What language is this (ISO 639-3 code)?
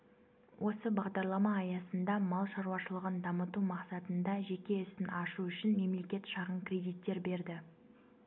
kaz